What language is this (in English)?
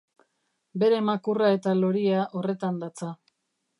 Basque